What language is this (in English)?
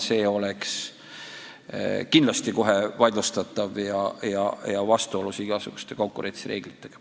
Estonian